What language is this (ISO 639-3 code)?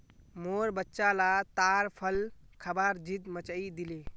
mag